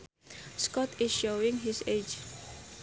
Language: Sundanese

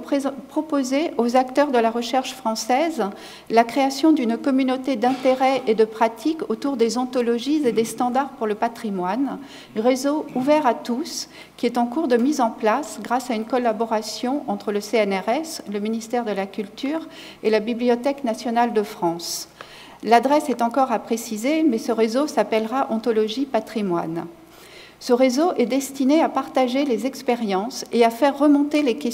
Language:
French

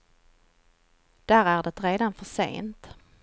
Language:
Swedish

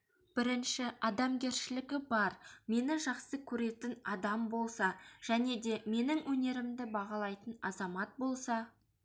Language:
Kazakh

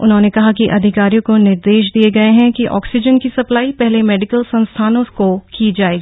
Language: Hindi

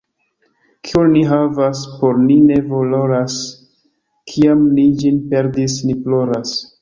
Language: Esperanto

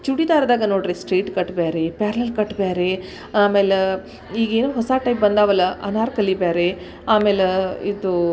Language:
Kannada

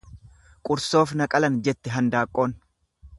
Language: Oromo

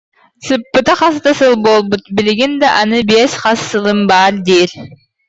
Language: Yakut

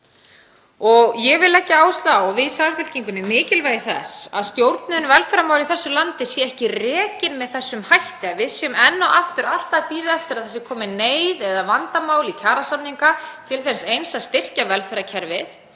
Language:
Icelandic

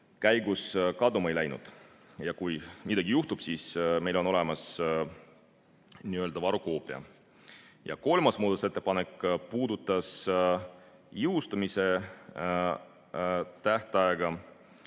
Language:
Estonian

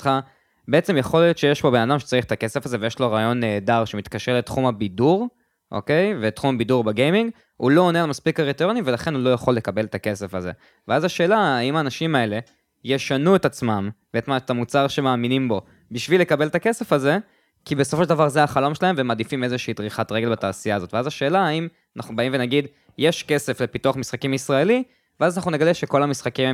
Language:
Hebrew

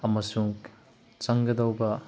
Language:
Manipuri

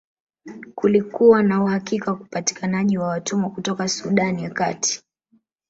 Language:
Swahili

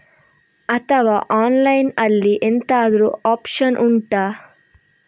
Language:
Kannada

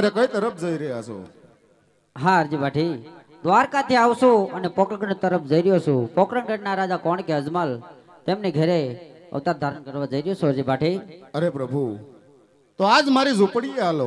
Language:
Hindi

